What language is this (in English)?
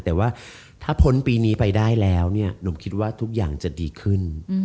Thai